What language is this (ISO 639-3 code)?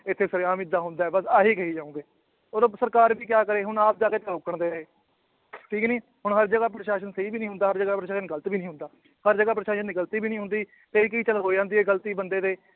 pan